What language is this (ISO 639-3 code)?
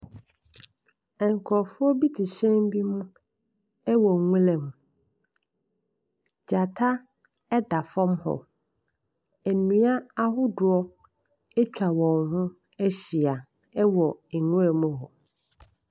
aka